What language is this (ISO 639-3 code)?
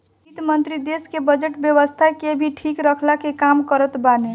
bho